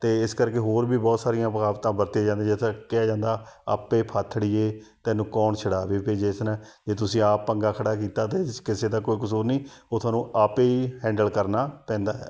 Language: Punjabi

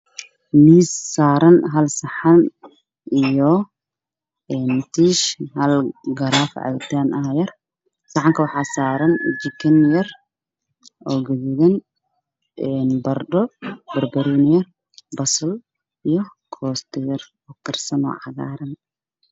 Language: Somali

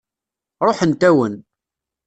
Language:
Kabyle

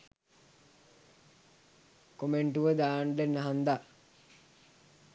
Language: Sinhala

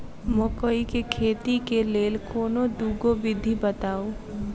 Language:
Maithili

